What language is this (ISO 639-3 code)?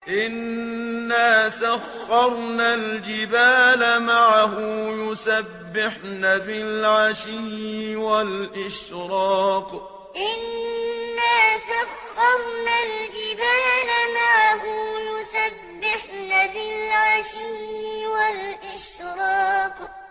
ara